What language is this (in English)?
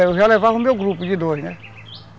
Portuguese